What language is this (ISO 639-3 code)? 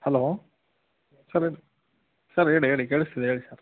kan